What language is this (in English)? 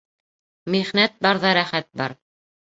Bashkir